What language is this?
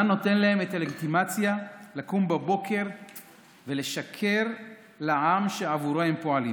Hebrew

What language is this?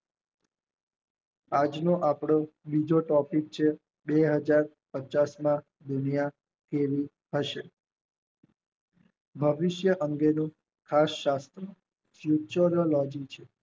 Gujarati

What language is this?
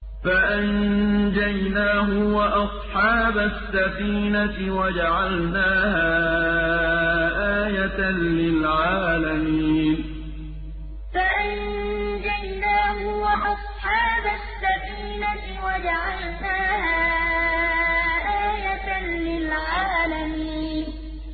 Arabic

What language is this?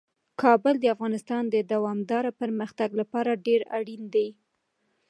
Pashto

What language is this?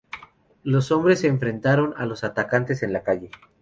Spanish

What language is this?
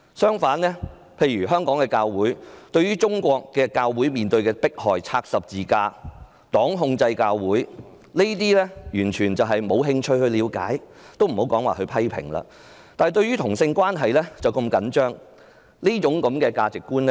Cantonese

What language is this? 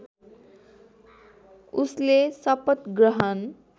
Nepali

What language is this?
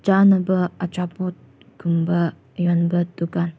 Manipuri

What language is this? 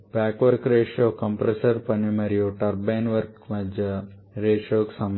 Telugu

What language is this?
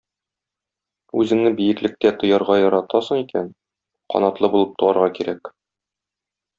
Tatar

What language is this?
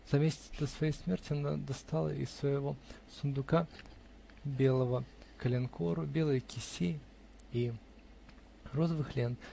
Russian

